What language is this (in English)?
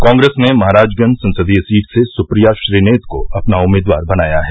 Hindi